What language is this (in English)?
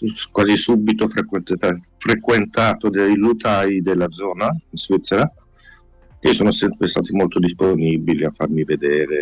Italian